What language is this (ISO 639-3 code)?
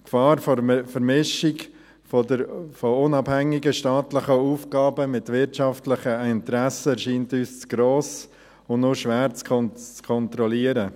gsw